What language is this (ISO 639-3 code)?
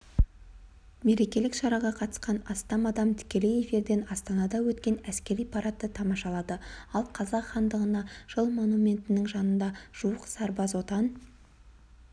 kaz